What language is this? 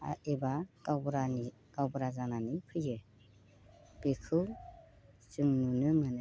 Bodo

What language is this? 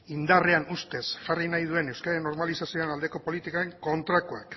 Basque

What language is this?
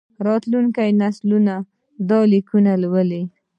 Pashto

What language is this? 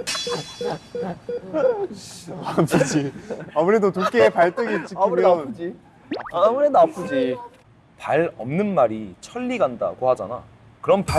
Korean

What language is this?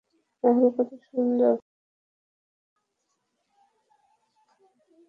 Bangla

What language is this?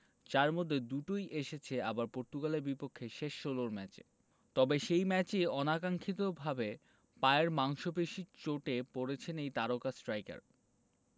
Bangla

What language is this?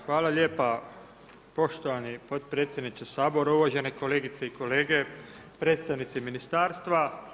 Croatian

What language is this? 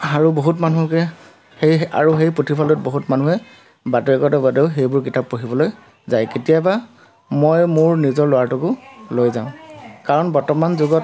Assamese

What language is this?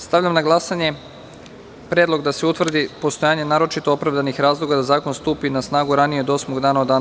Serbian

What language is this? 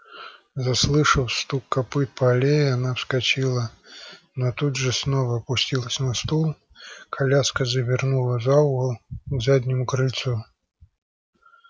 Russian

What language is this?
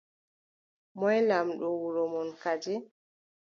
Adamawa Fulfulde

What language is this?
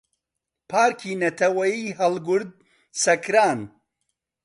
Central Kurdish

